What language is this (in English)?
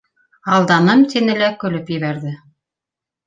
Bashkir